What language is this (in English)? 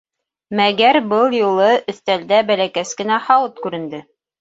Bashkir